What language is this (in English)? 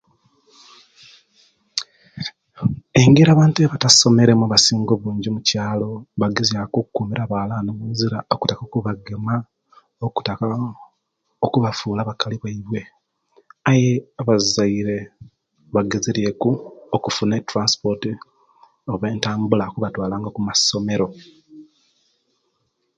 Kenyi